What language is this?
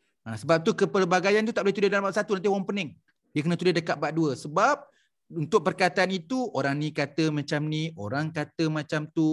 Malay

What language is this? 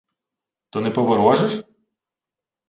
Ukrainian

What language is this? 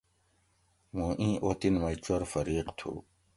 Gawri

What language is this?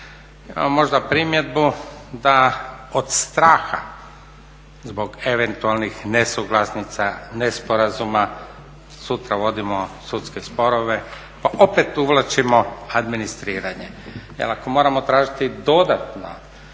Croatian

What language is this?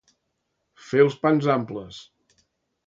Catalan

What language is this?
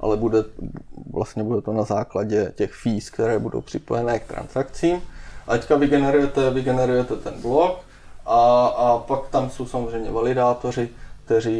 Czech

